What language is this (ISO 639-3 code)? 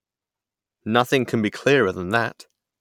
eng